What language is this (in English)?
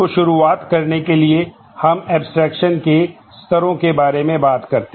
Hindi